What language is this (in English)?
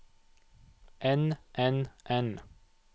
Norwegian